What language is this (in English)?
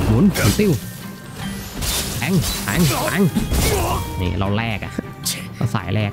Thai